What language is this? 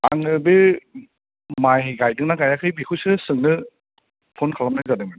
Bodo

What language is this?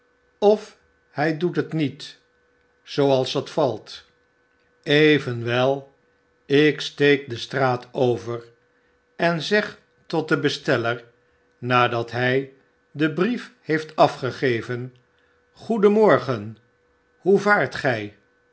Dutch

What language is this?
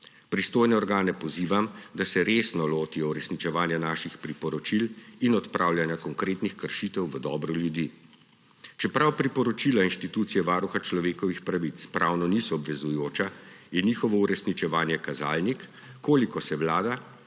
Slovenian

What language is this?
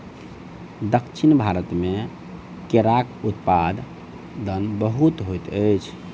Maithili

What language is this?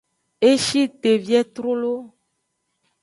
Aja (Benin)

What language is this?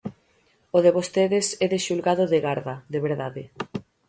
Galician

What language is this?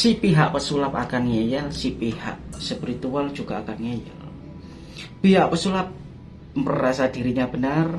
Indonesian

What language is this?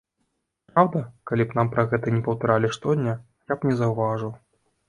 Belarusian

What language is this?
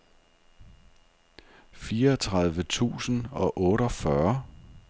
Danish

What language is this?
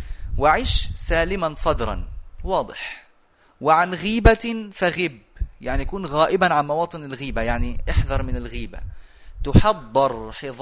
Arabic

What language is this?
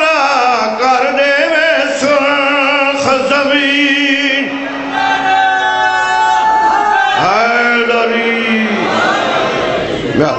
Romanian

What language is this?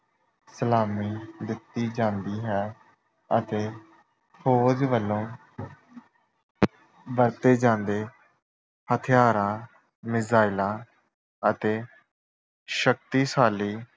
Punjabi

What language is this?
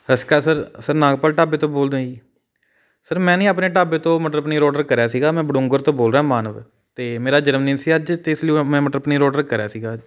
Punjabi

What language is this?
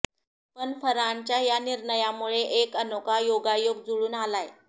Marathi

